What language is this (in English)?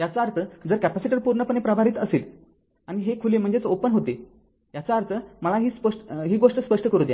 Marathi